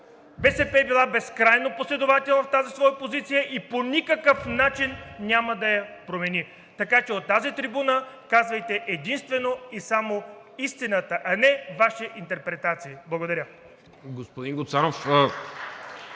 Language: Bulgarian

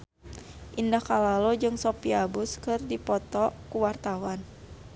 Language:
Sundanese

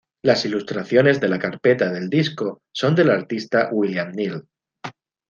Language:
Spanish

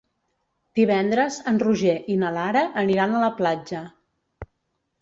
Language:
Catalan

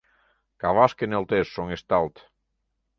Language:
Mari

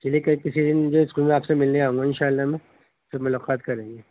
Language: Urdu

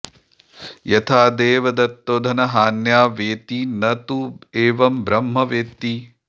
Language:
Sanskrit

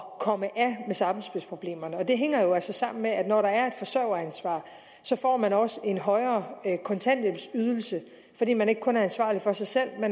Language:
Danish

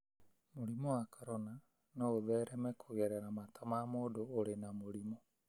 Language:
Kikuyu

